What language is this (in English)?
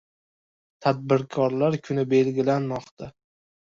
Uzbek